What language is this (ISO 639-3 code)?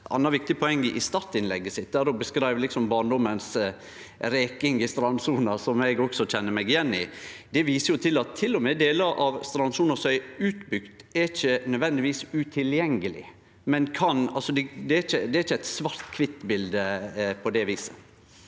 nor